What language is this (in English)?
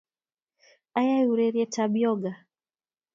Kalenjin